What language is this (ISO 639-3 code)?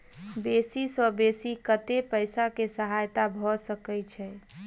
mai